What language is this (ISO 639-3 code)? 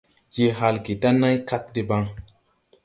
tui